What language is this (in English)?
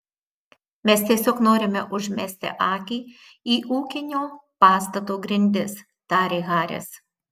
Lithuanian